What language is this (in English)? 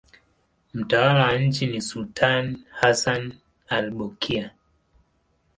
Swahili